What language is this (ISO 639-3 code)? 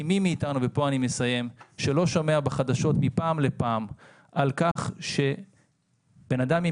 heb